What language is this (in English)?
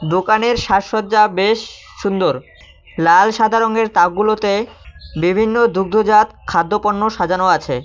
Bangla